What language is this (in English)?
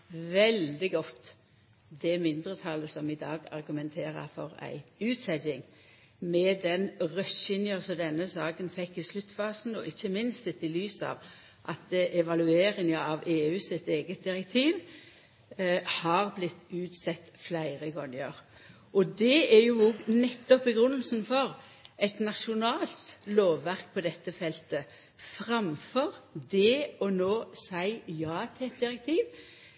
Norwegian Nynorsk